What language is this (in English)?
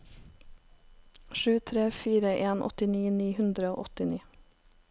Norwegian